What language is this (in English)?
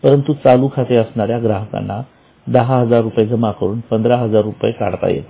Marathi